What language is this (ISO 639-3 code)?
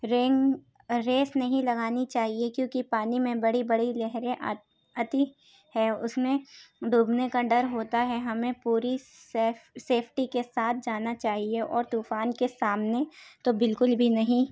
urd